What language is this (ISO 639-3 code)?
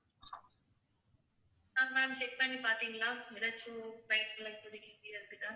tam